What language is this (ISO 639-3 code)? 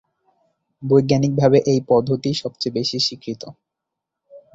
ben